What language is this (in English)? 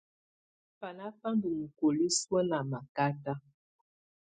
Tunen